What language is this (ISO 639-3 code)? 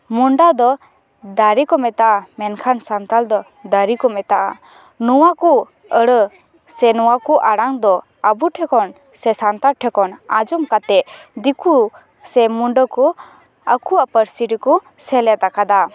sat